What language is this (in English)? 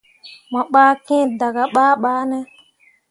Mundang